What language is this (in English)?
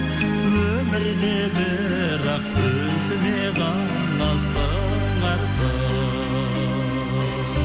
Kazakh